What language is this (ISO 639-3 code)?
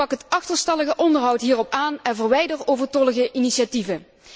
nld